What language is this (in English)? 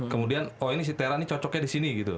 Indonesian